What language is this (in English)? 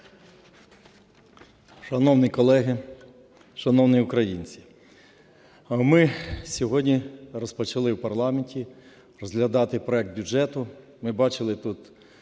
Ukrainian